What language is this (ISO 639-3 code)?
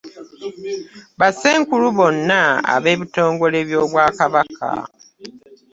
lug